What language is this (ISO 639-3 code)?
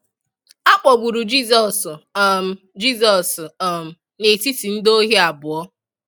ibo